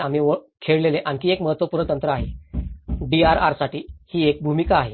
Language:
Marathi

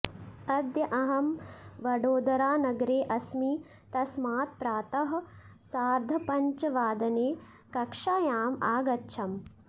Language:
Sanskrit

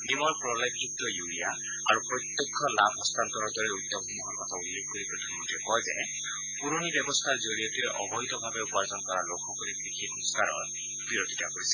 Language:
Assamese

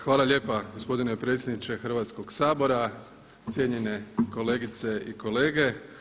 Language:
Croatian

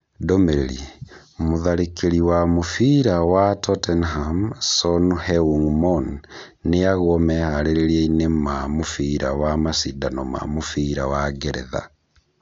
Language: Kikuyu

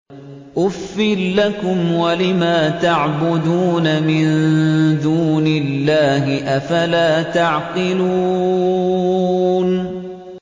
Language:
Arabic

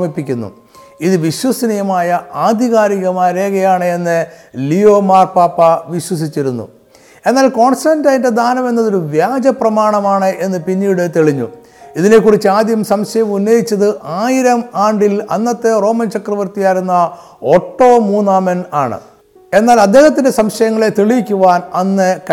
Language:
Malayalam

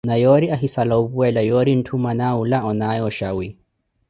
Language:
Koti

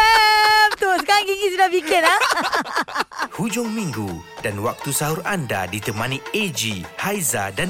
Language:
Malay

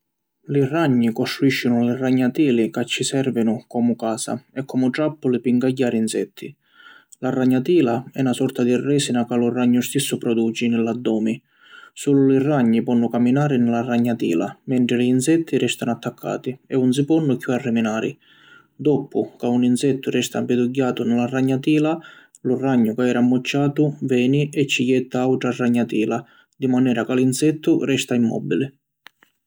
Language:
Sicilian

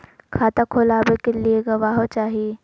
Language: Magahi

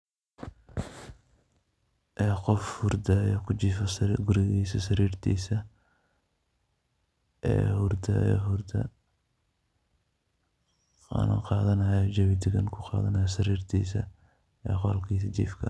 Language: Somali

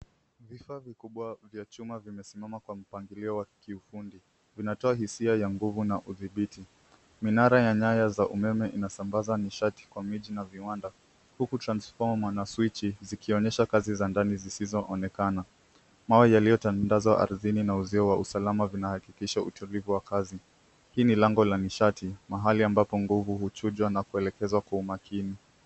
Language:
Swahili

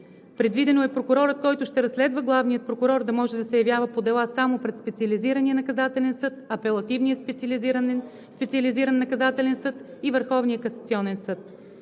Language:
Bulgarian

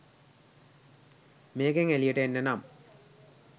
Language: Sinhala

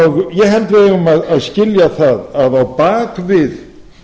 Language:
Icelandic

